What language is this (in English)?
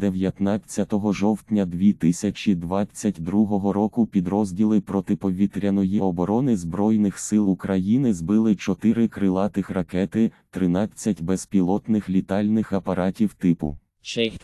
Ukrainian